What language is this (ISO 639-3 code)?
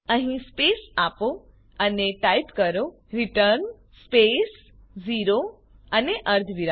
guj